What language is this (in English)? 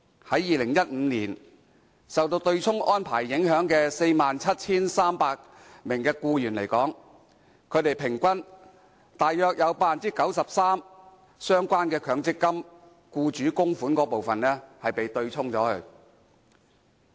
Cantonese